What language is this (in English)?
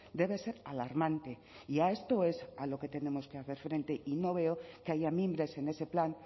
Spanish